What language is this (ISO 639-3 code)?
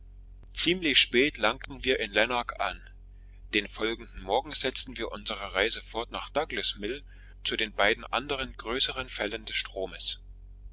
deu